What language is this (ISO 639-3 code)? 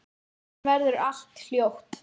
isl